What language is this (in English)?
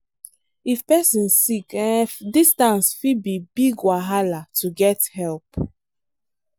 Nigerian Pidgin